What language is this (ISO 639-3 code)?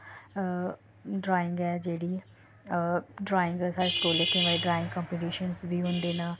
doi